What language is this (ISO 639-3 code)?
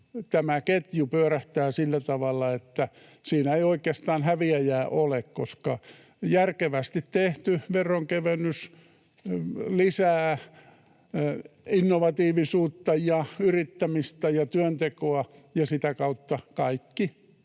fin